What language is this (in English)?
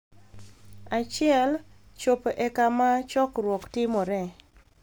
Luo (Kenya and Tanzania)